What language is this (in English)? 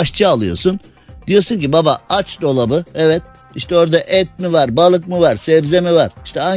Turkish